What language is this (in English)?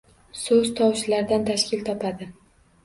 Uzbek